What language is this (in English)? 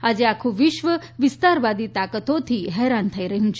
Gujarati